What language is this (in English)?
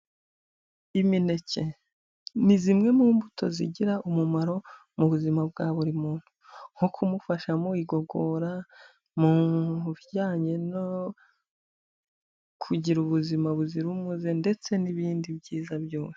Kinyarwanda